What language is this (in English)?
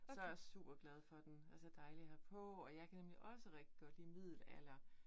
Danish